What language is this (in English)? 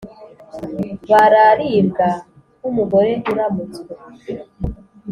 Kinyarwanda